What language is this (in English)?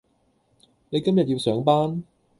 Cantonese